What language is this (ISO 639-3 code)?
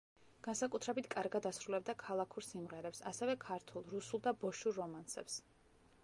kat